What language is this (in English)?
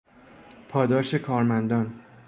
Persian